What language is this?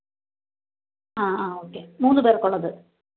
Malayalam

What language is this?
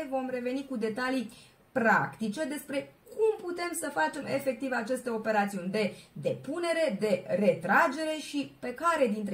Romanian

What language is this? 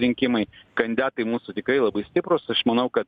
Lithuanian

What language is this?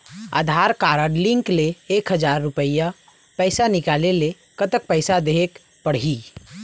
Chhattisgarhi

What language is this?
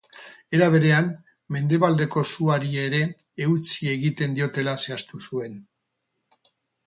Basque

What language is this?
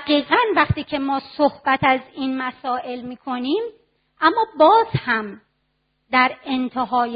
Persian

